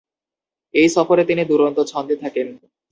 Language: Bangla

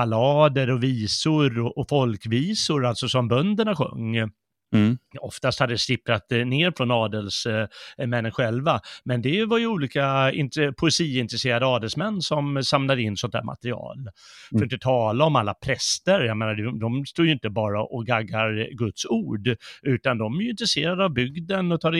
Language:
Swedish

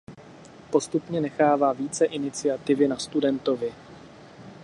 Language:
Czech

